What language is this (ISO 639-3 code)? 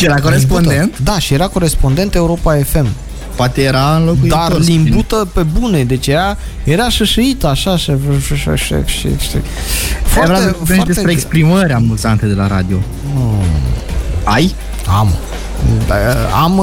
ron